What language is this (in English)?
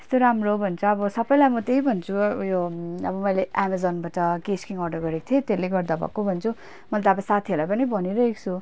Nepali